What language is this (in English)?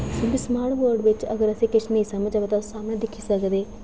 Dogri